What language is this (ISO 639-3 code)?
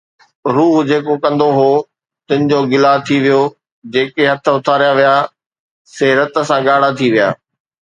snd